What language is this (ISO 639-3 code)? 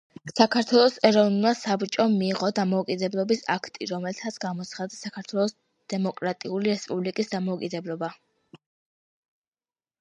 kat